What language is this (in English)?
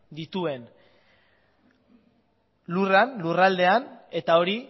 Basque